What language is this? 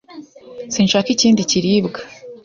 Kinyarwanda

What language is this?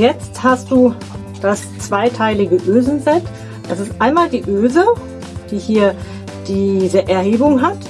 German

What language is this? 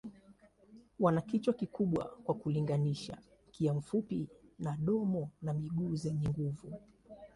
Swahili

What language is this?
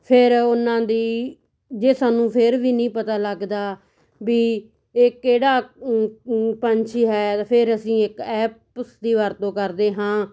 Punjabi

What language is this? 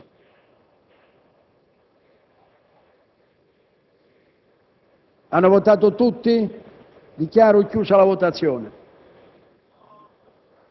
Italian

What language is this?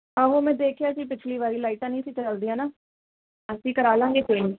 Punjabi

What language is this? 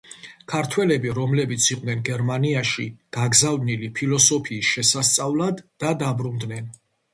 Georgian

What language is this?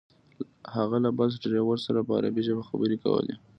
Pashto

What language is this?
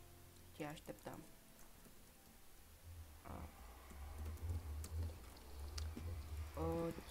Romanian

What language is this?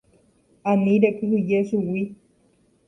Guarani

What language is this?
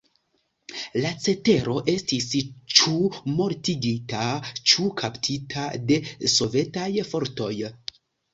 Esperanto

